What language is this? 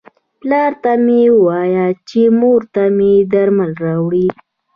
Pashto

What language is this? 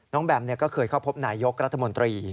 Thai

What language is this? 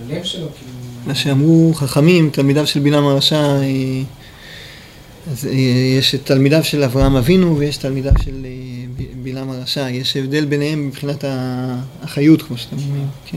Hebrew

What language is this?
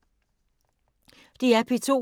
Danish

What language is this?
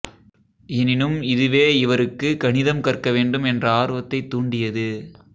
Tamil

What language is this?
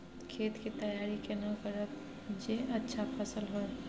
Maithili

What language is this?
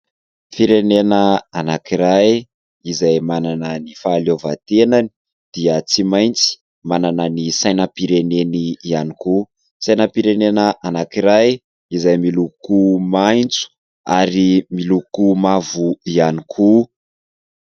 Malagasy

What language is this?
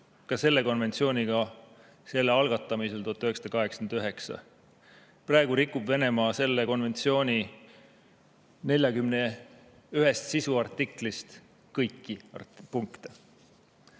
Estonian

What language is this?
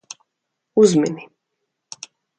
Latvian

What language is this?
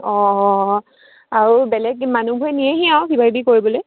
Assamese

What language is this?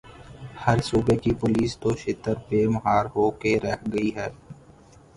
Urdu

